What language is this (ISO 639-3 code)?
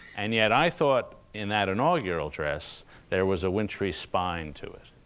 eng